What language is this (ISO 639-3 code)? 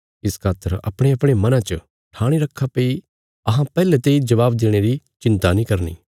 kfs